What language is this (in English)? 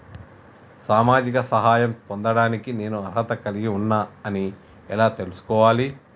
Telugu